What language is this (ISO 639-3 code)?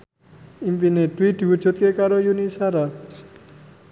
jav